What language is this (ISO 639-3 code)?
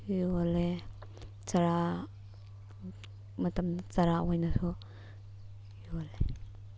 mni